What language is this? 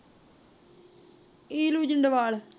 Punjabi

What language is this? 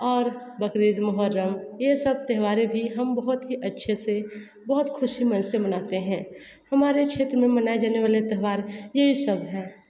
Hindi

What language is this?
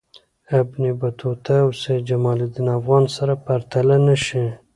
Pashto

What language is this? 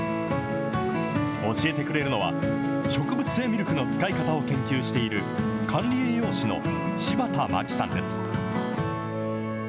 Japanese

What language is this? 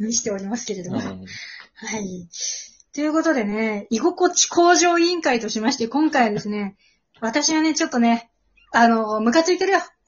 Japanese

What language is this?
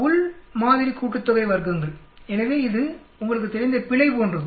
Tamil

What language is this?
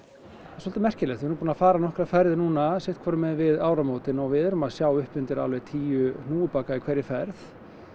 Icelandic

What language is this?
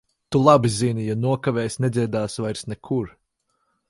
Latvian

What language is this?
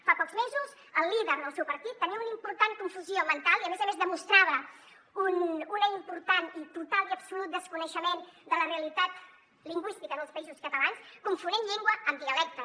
Catalan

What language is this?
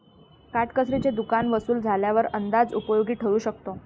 Marathi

